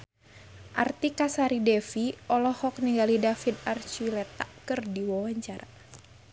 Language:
Sundanese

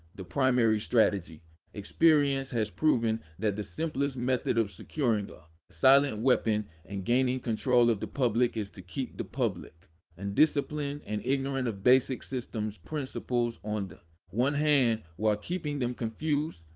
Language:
English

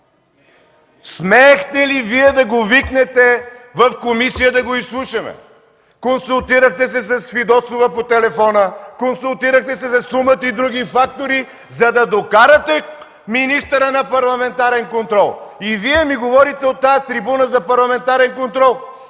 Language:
Bulgarian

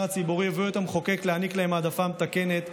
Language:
Hebrew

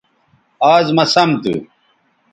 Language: Bateri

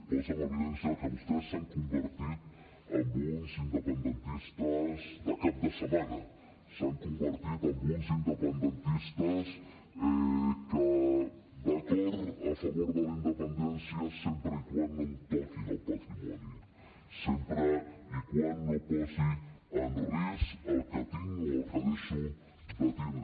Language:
Catalan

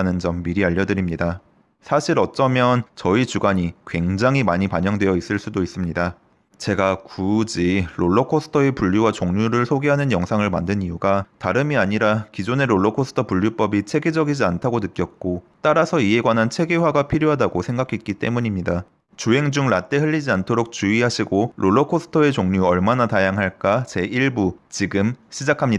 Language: Korean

